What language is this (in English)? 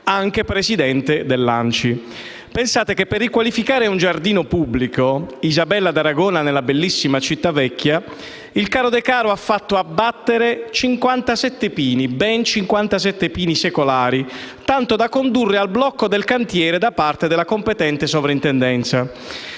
Italian